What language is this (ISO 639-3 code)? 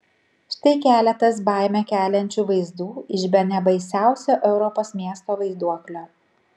lit